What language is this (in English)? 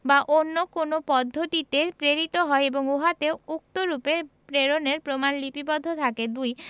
Bangla